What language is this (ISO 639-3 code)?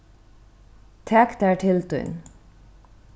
fao